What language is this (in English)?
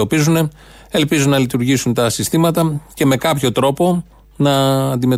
Greek